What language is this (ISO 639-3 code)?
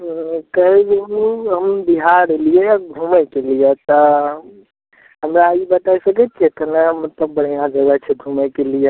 mai